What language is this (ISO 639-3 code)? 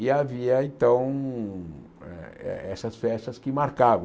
por